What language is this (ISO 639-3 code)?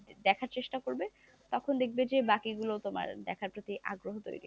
ben